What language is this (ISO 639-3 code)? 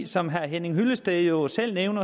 dan